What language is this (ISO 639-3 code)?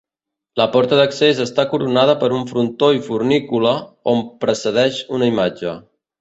cat